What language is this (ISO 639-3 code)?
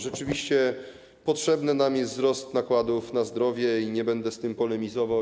pol